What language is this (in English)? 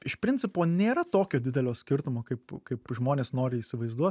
Lithuanian